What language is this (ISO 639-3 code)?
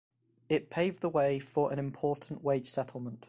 eng